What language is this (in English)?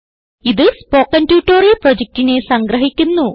Malayalam